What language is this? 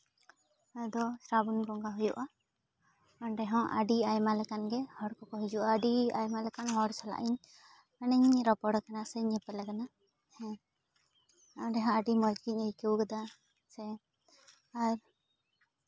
Santali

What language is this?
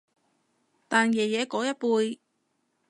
Cantonese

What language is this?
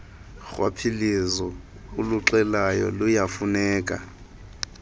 Xhosa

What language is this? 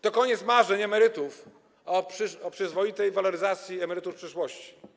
Polish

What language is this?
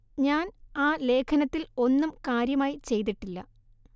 Malayalam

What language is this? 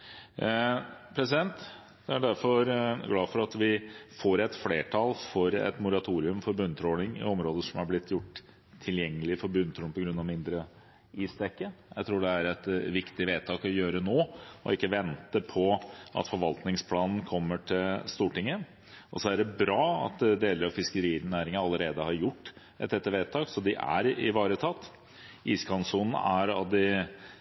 Norwegian Bokmål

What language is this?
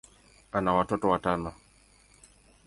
Swahili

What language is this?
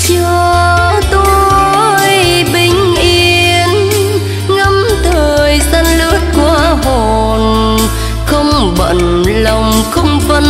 Vietnamese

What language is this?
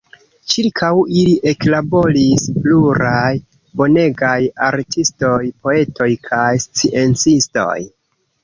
Esperanto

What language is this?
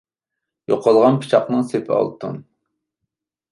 Uyghur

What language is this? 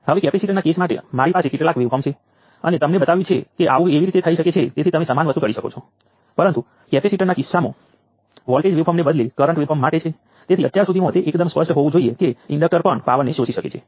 Gujarati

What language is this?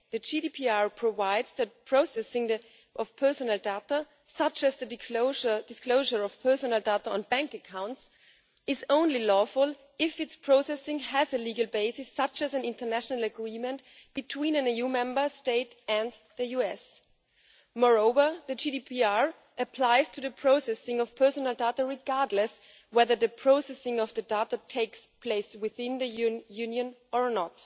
English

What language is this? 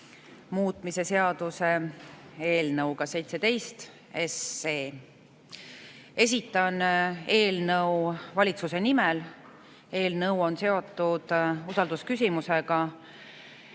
Estonian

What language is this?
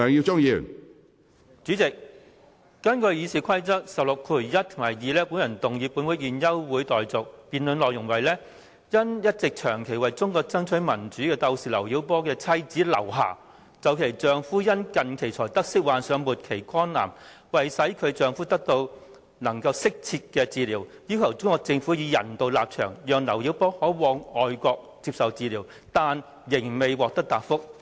Cantonese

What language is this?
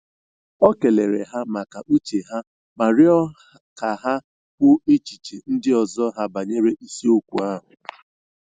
Igbo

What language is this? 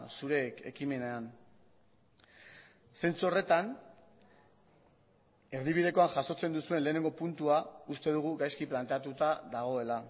Basque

